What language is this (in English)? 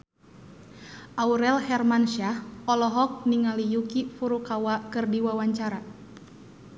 Sundanese